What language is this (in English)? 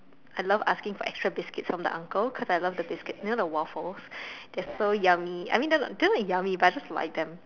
English